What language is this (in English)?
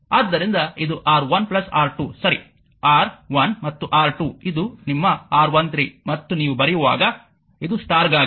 Kannada